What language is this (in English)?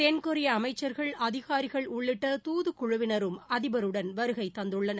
Tamil